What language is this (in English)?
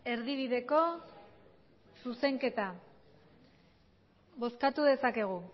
Basque